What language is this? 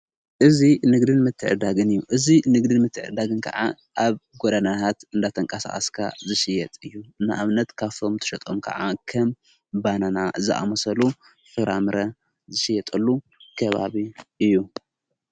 Tigrinya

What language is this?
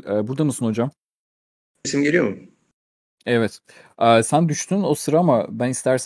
Turkish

